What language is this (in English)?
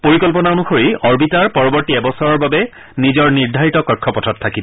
Assamese